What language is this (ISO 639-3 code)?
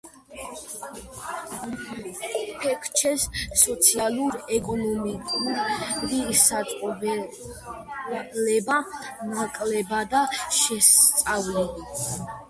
kat